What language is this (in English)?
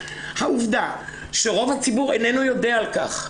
Hebrew